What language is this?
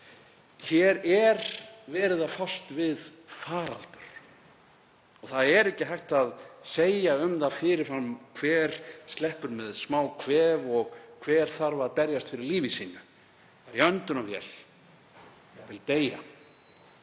Icelandic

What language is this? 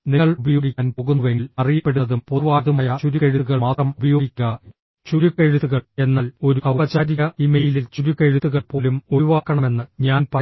Malayalam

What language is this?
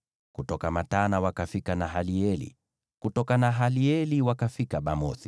Swahili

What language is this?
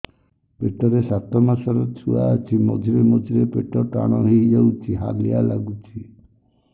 Odia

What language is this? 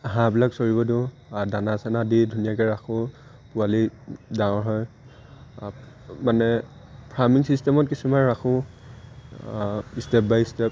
Assamese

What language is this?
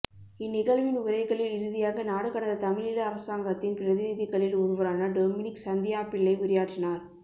Tamil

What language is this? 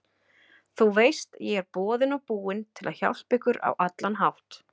Icelandic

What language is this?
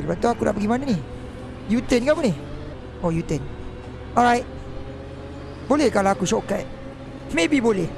Malay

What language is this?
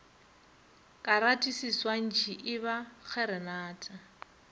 Northern Sotho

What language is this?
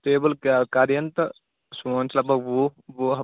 Kashmiri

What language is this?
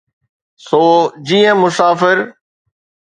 Sindhi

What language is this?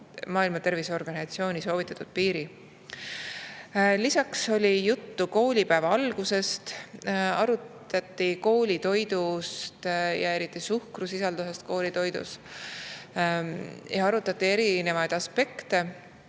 Estonian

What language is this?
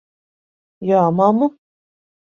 Latvian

